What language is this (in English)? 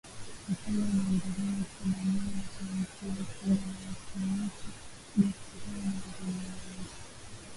Swahili